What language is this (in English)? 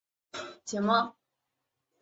Chinese